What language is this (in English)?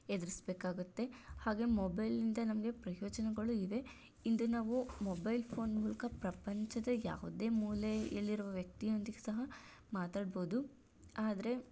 Kannada